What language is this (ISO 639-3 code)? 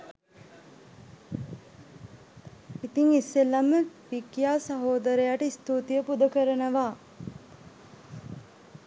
sin